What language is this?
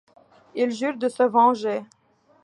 French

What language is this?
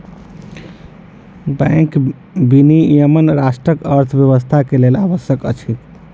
Maithili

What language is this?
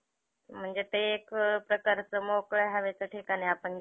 Marathi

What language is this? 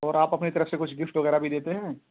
Urdu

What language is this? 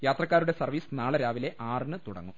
Malayalam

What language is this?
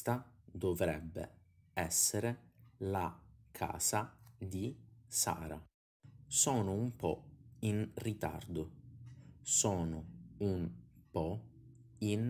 Italian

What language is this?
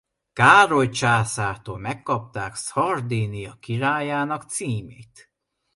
Hungarian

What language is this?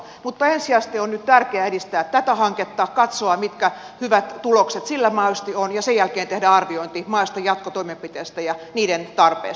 Finnish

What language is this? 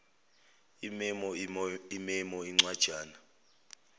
Zulu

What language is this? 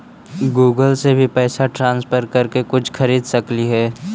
Magahi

